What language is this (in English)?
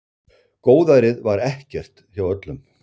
Icelandic